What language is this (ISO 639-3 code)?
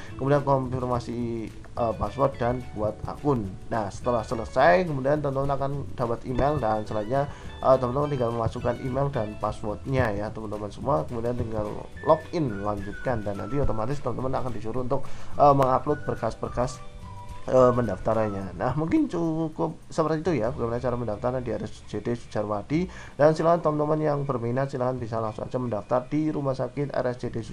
ind